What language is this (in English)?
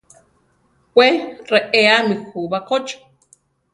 Central Tarahumara